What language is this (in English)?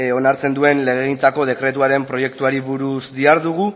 Basque